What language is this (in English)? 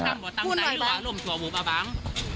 Thai